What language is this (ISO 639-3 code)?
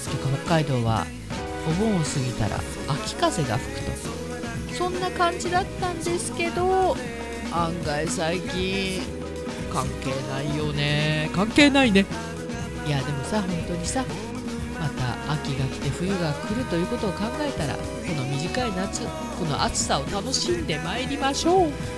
jpn